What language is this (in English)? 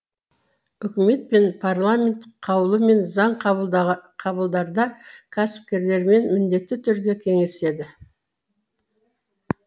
Kazakh